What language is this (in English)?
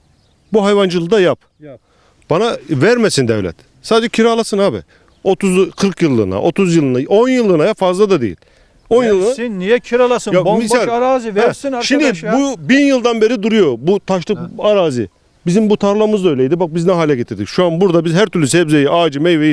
Turkish